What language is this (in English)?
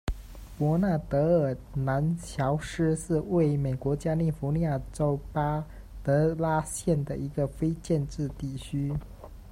Chinese